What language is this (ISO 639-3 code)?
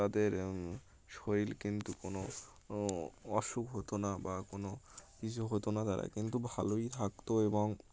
ben